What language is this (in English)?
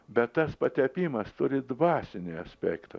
Lithuanian